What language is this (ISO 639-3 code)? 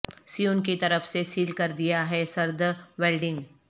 urd